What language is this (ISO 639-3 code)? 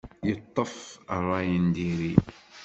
kab